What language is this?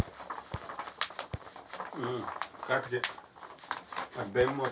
Kannada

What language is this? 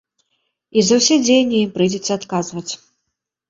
Belarusian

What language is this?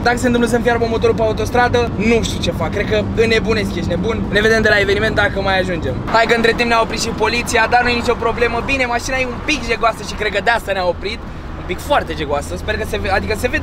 Romanian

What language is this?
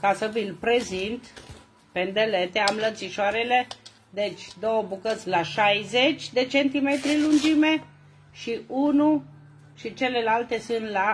Romanian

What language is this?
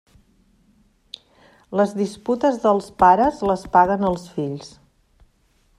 Catalan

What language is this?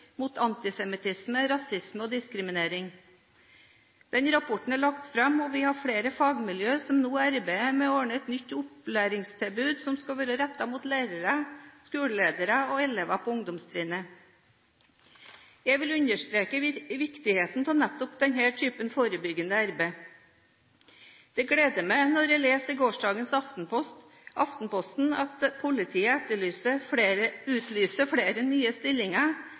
Norwegian Bokmål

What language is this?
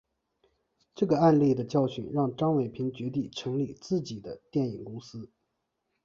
Chinese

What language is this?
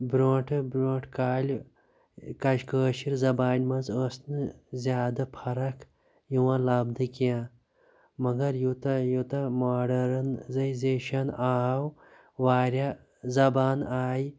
Kashmiri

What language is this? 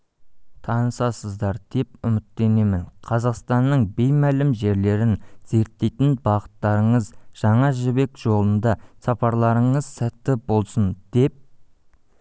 Kazakh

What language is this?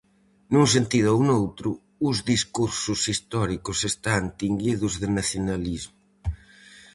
Galician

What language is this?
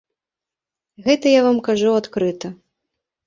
Belarusian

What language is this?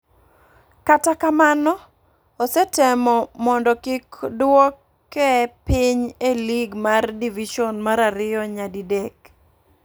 Luo (Kenya and Tanzania)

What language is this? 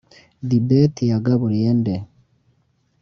Kinyarwanda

